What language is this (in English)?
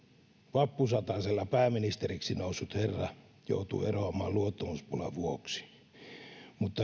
Finnish